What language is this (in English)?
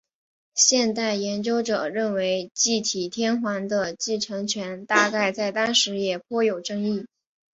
Chinese